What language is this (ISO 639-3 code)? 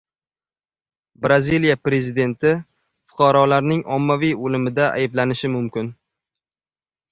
uzb